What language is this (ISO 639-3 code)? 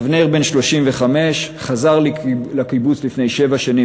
heb